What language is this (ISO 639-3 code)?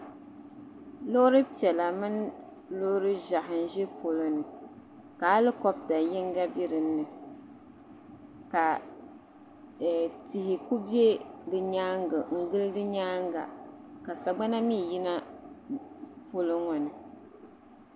dag